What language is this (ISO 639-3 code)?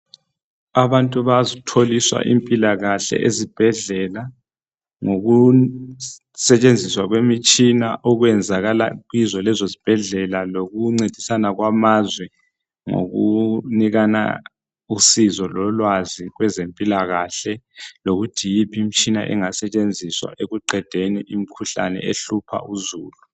nde